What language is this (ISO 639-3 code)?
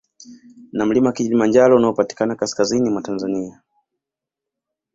swa